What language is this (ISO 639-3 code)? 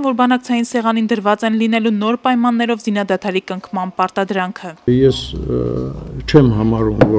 deu